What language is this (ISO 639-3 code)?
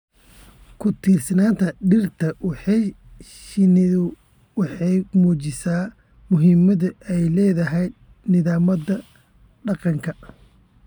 som